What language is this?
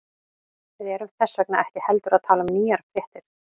Icelandic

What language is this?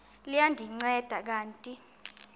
Xhosa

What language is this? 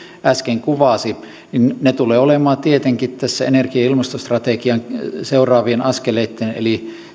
Finnish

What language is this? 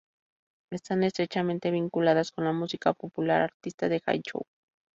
Spanish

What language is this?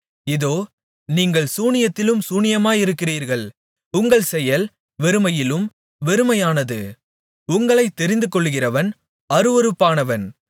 Tamil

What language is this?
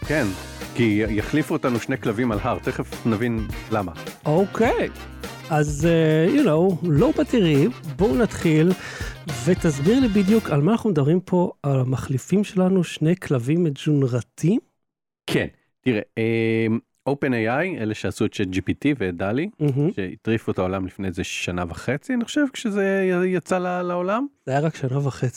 Hebrew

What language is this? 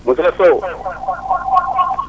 Wolof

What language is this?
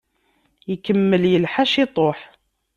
Kabyle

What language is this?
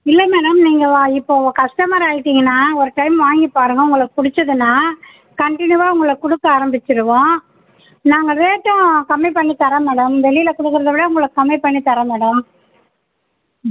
Tamil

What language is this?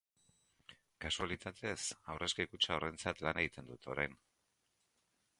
Basque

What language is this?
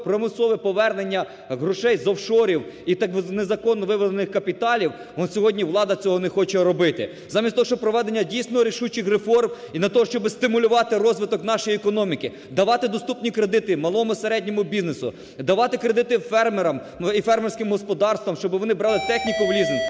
Ukrainian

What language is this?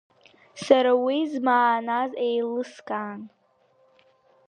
Abkhazian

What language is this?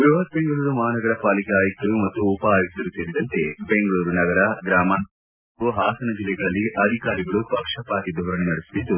Kannada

